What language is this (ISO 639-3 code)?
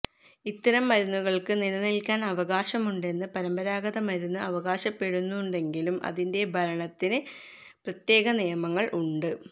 mal